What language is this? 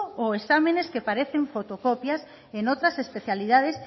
Spanish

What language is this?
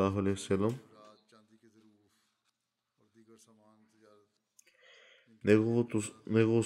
Bulgarian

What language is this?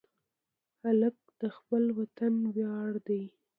Pashto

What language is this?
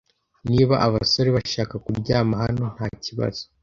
Kinyarwanda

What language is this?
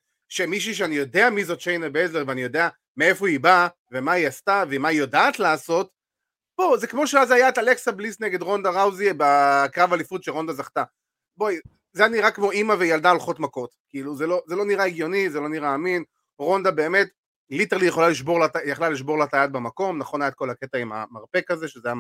Hebrew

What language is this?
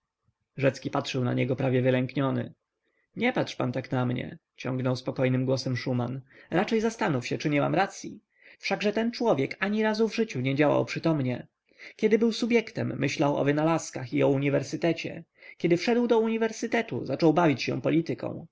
Polish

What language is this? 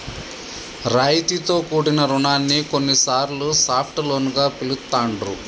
Telugu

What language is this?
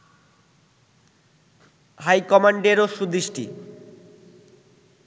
Bangla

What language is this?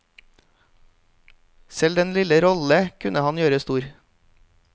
Norwegian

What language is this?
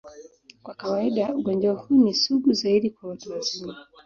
Swahili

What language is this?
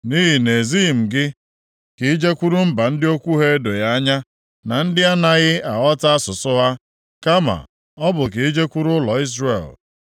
Igbo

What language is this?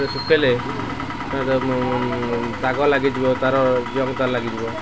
Odia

